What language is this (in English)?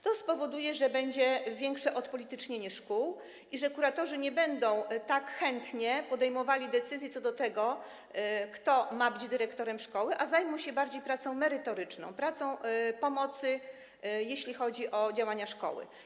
Polish